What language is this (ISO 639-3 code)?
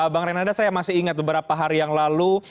ind